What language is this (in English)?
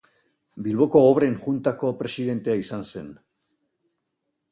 Basque